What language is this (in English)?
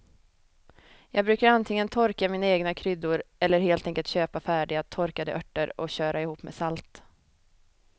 Swedish